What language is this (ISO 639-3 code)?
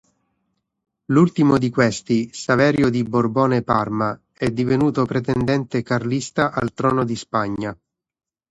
ita